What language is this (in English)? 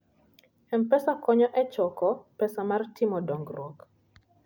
Luo (Kenya and Tanzania)